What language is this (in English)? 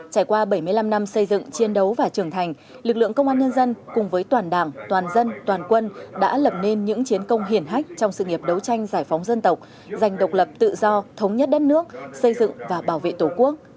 Vietnamese